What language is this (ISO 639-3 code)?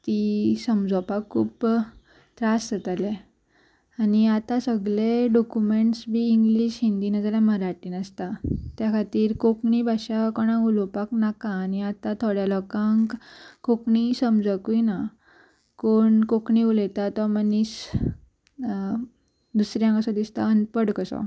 kok